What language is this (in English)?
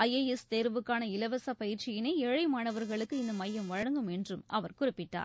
Tamil